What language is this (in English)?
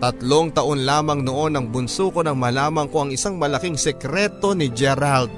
Filipino